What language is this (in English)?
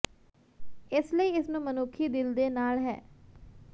Punjabi